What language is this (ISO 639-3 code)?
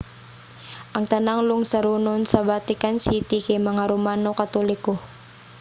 ceb